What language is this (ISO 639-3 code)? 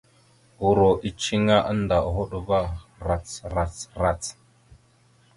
mxu